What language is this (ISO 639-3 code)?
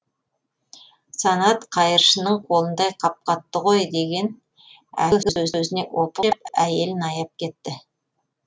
kaz